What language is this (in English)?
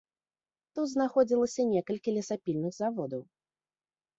Belarusian